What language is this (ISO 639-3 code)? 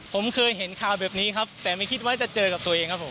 tha